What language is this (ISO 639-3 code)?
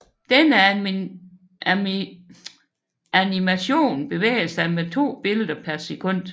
dan